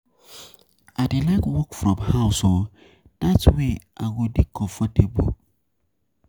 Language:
Nigerian Pidgin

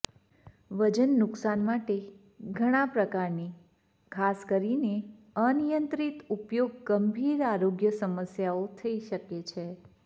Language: Gujarati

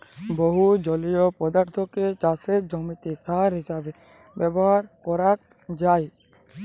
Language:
Bangla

